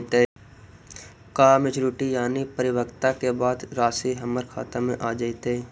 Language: Magahi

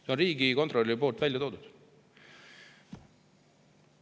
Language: Estonian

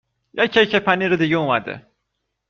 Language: Persian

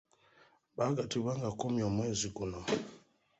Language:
Ganda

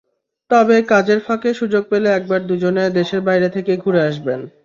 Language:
Bangla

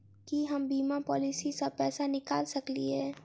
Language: Maithili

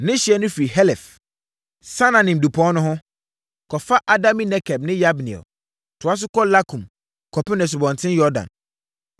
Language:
Akan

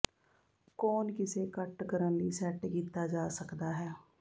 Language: Punjabi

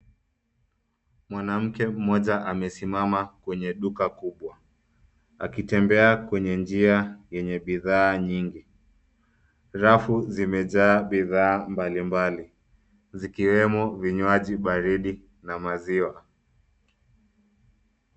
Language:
Swahili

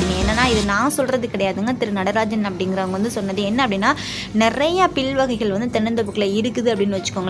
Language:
Tamil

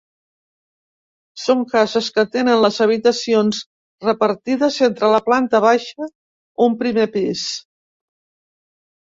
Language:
Catalan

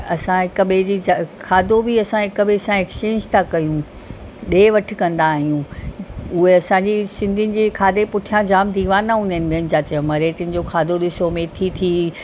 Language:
Sindhi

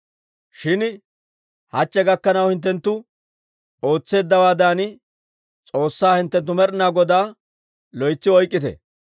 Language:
Dawro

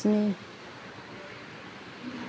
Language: Bodo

